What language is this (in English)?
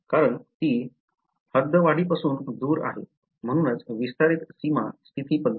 Marathi